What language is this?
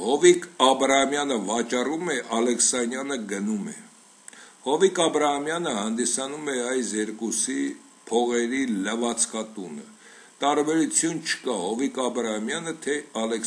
Romanian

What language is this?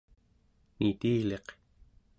Central Yupik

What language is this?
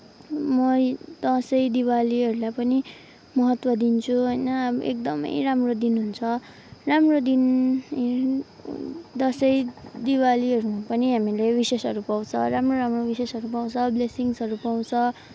Nepali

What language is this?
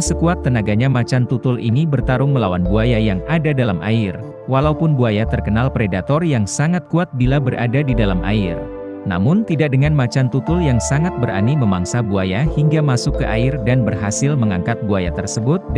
Indonesian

